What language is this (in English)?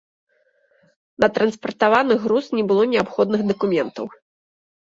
Belarusian